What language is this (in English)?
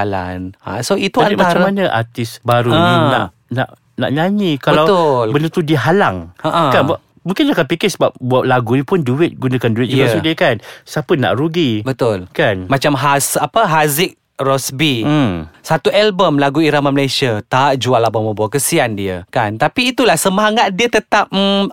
Malay